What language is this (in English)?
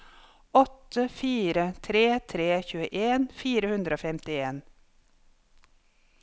Norwegian